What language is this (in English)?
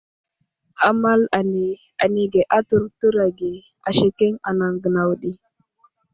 Wuzlam